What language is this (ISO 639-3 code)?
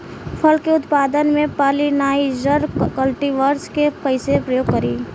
bho